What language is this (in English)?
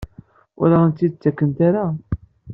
Kabyle